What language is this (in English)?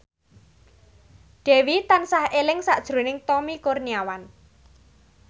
Javanese